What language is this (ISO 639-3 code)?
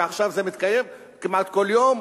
heb